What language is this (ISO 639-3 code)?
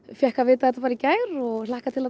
isl